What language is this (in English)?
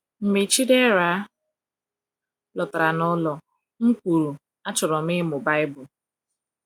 Igbo